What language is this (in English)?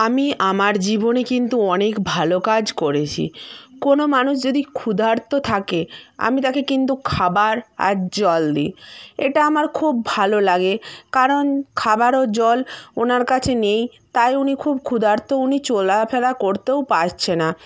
Bangla